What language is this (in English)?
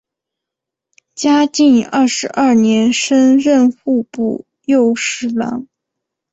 Chinese